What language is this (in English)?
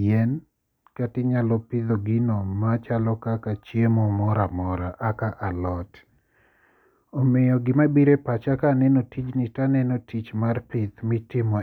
Luo (Kenya and Tanzania)